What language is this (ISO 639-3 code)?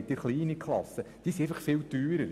gsw